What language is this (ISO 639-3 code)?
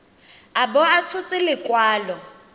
tsn